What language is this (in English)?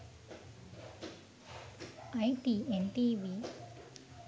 Sinhala